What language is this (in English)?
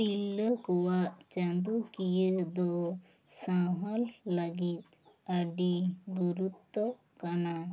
Santali